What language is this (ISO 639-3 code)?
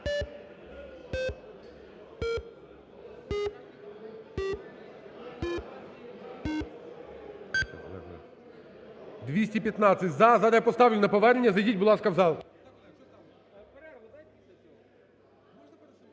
ukr